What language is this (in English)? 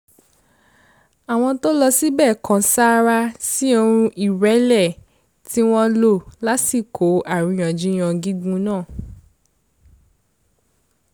Yoruba